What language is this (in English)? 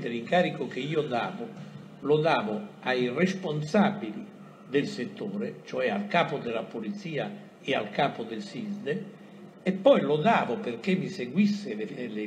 Italian